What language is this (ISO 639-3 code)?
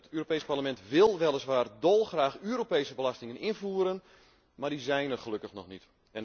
nld